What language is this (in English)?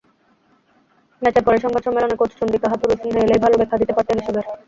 Bangla